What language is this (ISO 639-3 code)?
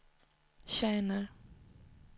swe